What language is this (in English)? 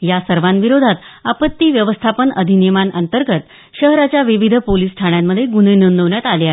Marathi